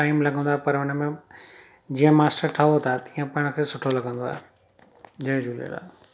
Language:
Sindhi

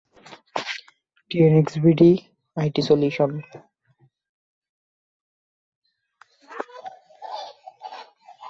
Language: Bangla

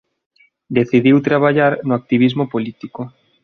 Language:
Galician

